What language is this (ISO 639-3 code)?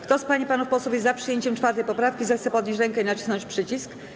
pol